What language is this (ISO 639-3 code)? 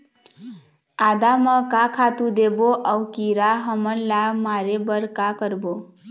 hne